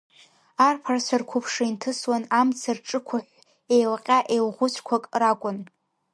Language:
Abkhazian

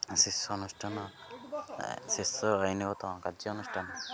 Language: Odia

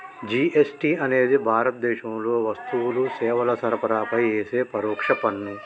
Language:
Telugu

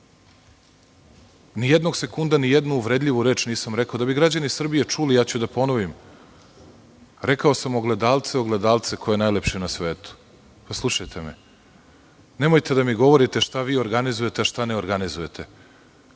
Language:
Serbian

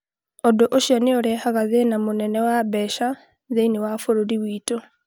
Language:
Kikuyu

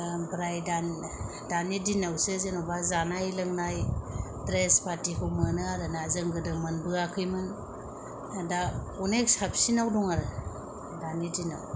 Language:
Bodo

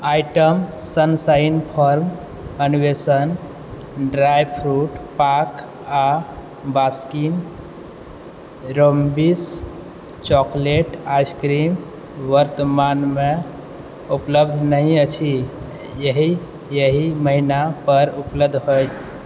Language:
Maithili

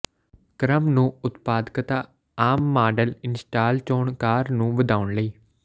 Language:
Punjabi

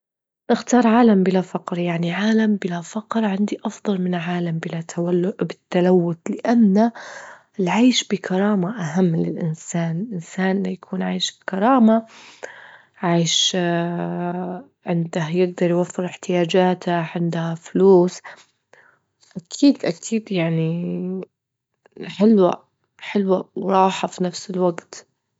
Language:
Libyan Arabic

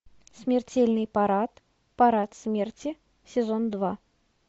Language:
Russian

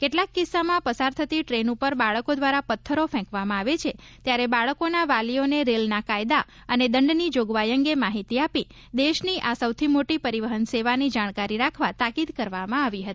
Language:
Gujarati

